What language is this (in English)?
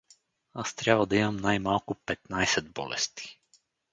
Bulgarian